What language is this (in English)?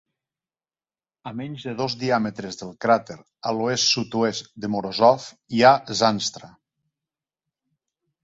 Catalan